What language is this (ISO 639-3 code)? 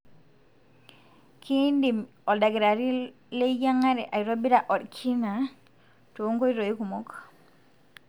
mas